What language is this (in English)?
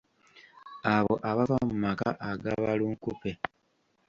Ganda